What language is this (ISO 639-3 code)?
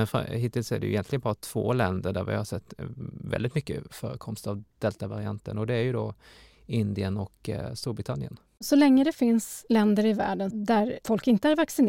swe